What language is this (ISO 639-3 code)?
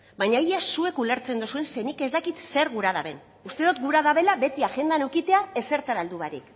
eus